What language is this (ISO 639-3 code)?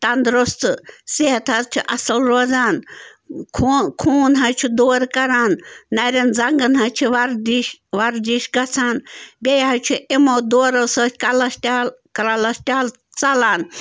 kas